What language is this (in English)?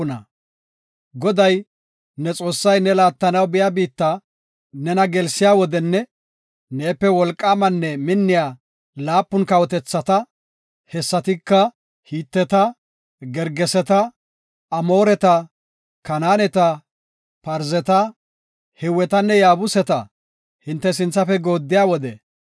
Gofa